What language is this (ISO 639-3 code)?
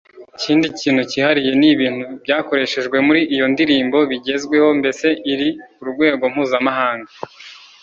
kin